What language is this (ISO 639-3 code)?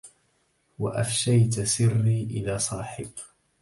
ara